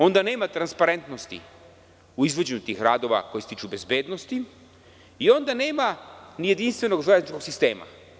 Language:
Serbian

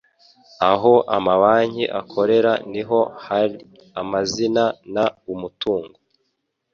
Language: Kinyarwanda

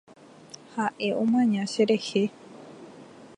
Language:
Guarani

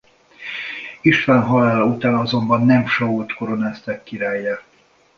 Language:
Hungarian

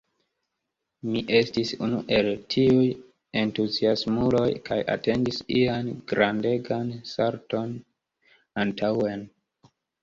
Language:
Esperanto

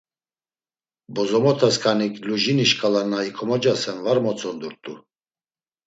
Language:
Laz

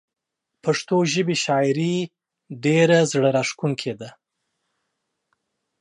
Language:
Pashto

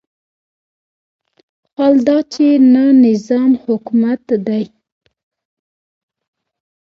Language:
Pashto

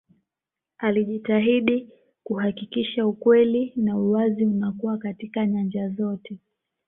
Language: Swahili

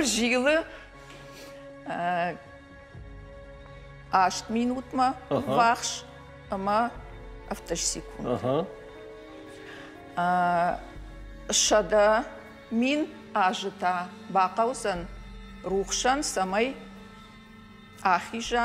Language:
Russian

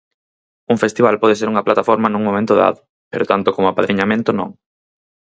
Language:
Galician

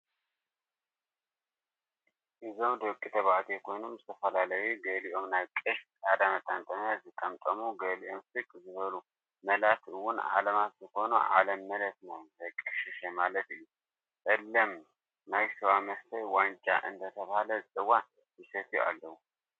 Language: Tigrinya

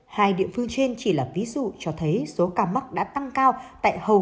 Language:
Vietnamese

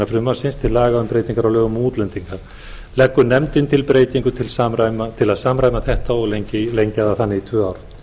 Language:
Icelandic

